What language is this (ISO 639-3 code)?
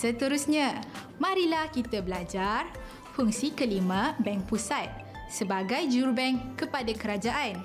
msa